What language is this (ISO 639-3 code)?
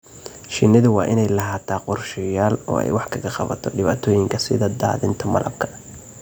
som